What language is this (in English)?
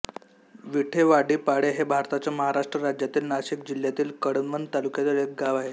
Marathi